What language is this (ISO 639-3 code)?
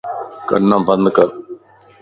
lss